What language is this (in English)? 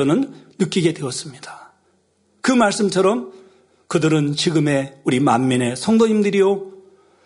Korean